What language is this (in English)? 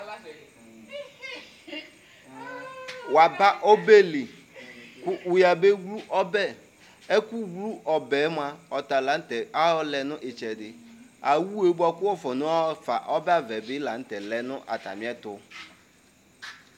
Ikposo